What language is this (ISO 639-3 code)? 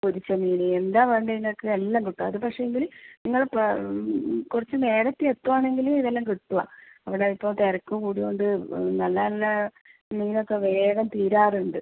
mal